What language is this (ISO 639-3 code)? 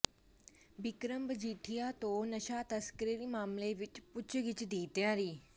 pan